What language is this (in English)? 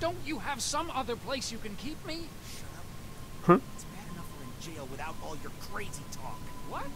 Hungarian